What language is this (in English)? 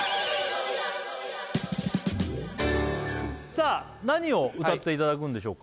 Japanese